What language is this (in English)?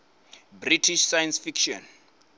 Venda